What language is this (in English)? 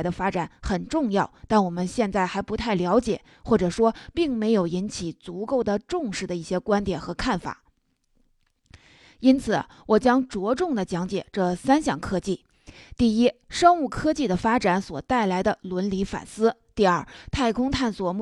Chinese